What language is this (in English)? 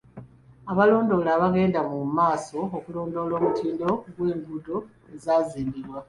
Ganda